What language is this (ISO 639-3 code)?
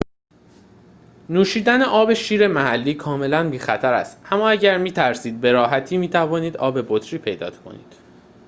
fas